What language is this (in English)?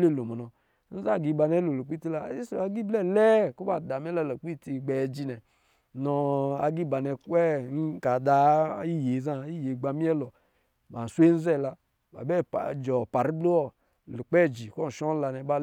Lijili